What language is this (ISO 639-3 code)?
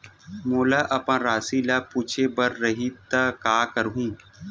hne